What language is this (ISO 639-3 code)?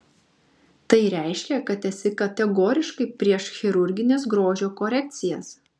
lit